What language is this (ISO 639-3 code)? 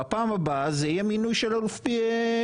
heb